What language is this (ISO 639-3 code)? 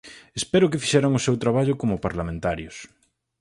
glg